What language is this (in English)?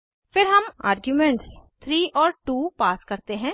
Hindi